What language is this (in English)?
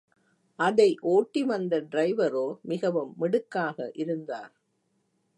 Tamil